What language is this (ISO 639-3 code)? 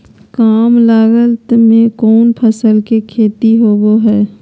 mag